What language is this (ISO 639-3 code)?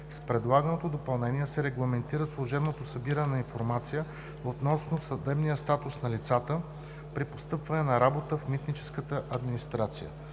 bul